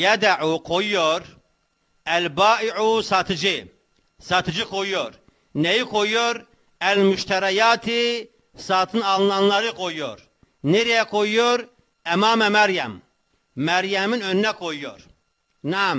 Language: Turkish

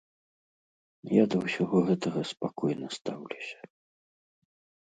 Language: Belarusian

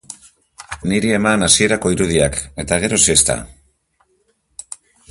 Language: Basque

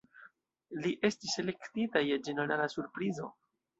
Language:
Esperanto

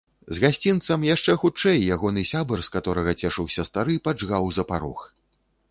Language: Belarusian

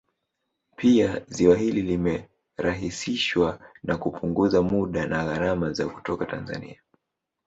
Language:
Swahili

